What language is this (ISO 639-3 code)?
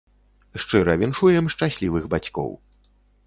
bel